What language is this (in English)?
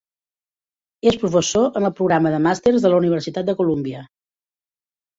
Catalan